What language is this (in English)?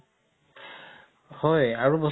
Assamese